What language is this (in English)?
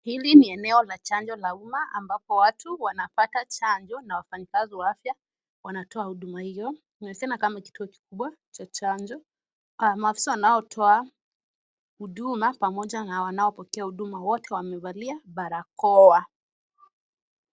Swahili